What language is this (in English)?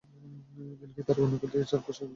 Bangla